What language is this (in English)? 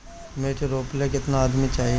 Bhojpuri